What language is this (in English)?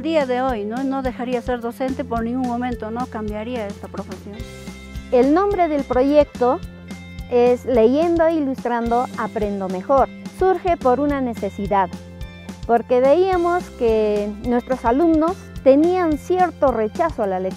Spanish